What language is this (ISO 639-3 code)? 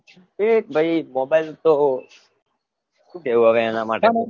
guj